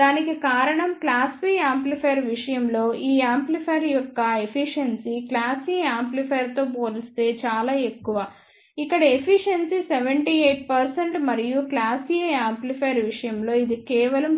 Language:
Telugu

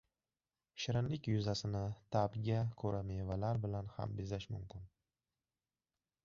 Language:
Uzbek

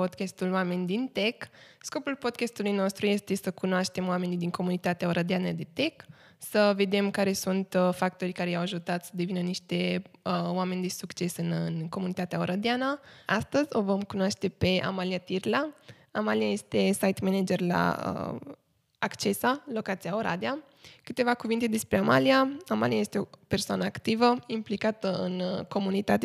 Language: Romanian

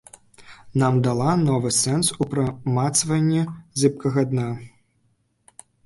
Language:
Belarusian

